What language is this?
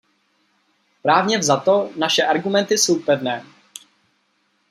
Czech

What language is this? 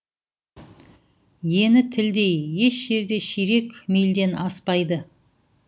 Kazakh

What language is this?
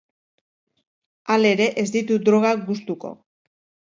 Basque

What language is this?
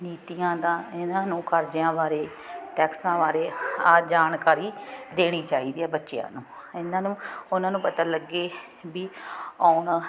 Punjabi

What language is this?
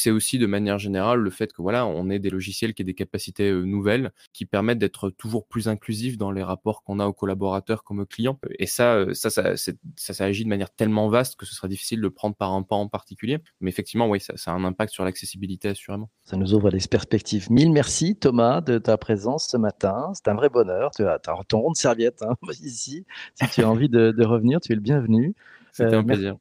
French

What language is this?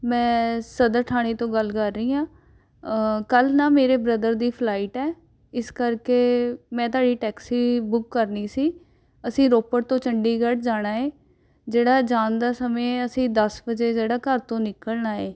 Punjabi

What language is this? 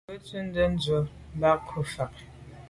Medumba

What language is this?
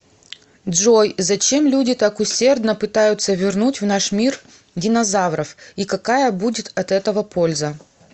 Russian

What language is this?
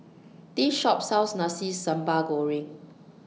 English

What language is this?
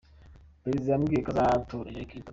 Kinyarwanda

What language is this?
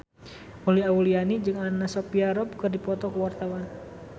Sundanese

